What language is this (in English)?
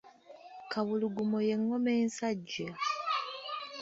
Ganda